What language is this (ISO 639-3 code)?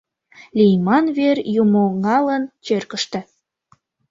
chm